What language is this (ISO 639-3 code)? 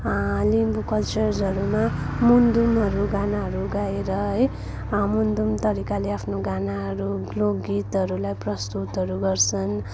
nep